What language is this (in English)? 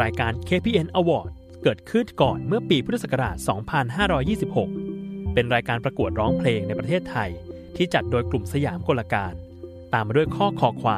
Thai